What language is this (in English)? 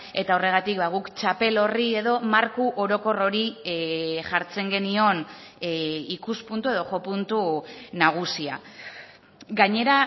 Basque